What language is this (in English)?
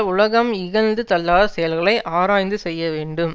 Tamil